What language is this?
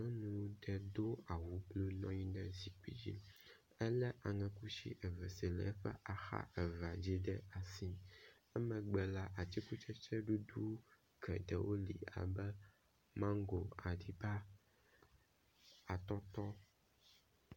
Ewe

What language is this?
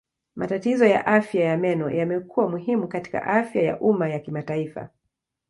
Swahili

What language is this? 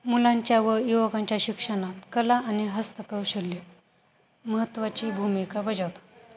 Marathi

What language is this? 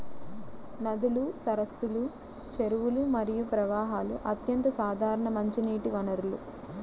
Telugu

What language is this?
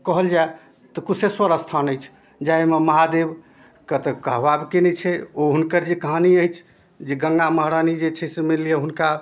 Maithili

